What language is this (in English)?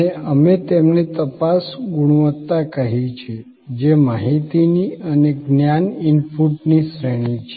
Gujarati